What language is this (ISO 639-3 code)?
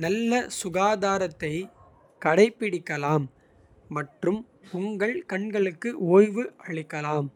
kfe